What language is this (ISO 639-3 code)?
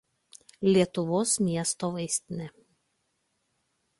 lit